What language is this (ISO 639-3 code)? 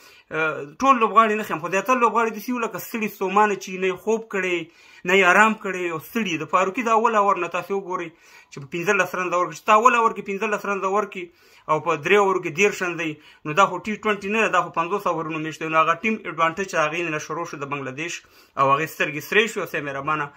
ron